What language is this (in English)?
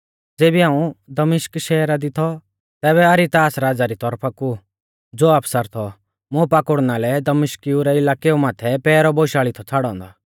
Mahasu Pahari